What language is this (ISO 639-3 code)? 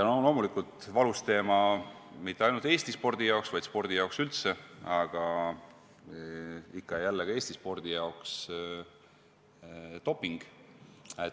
est